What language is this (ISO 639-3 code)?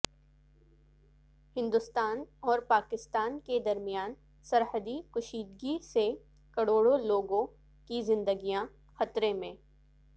urd